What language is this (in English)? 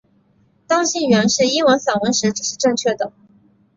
Chinese